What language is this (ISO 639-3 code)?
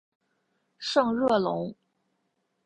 zho